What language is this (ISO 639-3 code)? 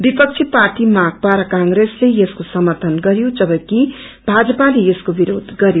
nep